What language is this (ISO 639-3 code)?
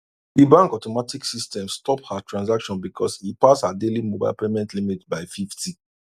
pcm